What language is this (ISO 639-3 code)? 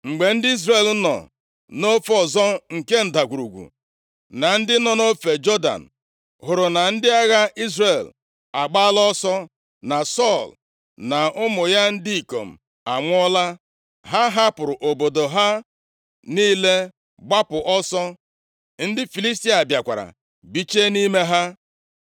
ibo